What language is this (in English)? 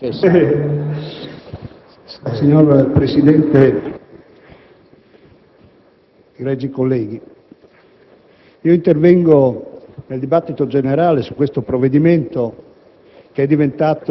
Italian